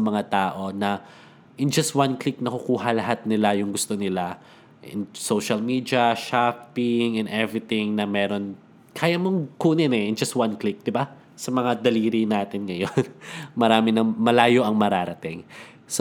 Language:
Filipino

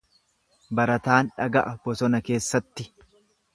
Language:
Oromo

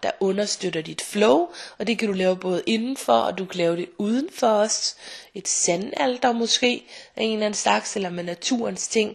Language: Danish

